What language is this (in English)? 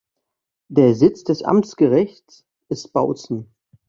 German